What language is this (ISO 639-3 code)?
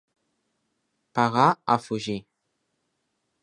cat